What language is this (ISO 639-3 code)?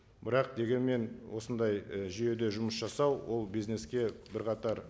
kaz